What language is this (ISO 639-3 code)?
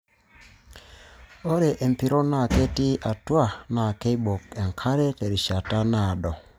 mas